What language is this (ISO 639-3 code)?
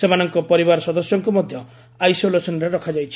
ori